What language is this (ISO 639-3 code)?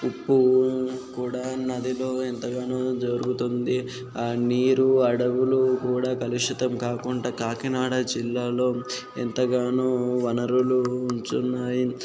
tel